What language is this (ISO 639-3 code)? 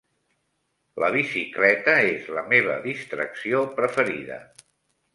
cat